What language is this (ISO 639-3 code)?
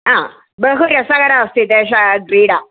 san